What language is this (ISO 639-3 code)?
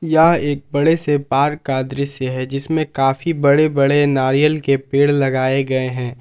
hin